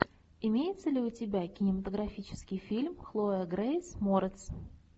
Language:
Russian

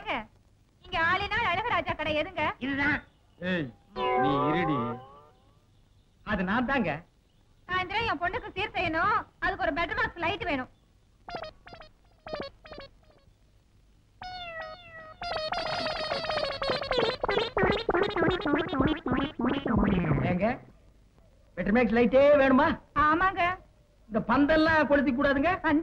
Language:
Thai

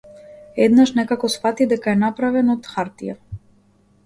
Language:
Macedonian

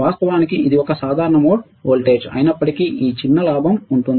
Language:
Telugu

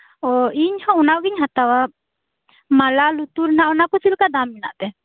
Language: Santali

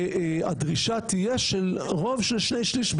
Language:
Hebrew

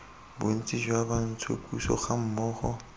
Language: Tswana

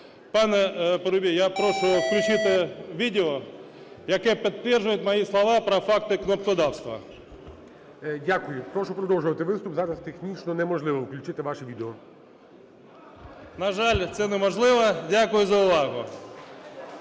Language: Ukrainian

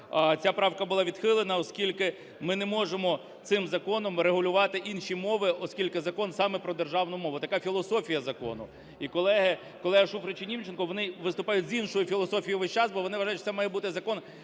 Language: Ukrainian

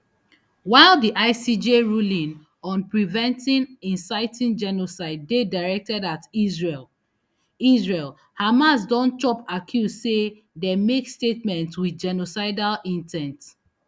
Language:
Nigerian Pidgin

